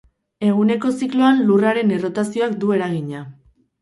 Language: Basque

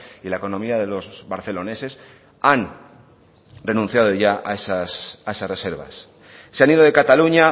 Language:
Spanish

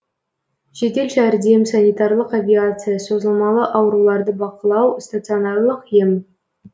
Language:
Kazakh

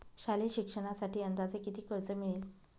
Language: Marathi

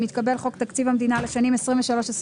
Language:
Hebrew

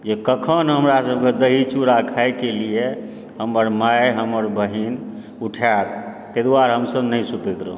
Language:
Maithili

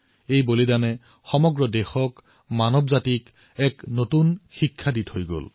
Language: Assamese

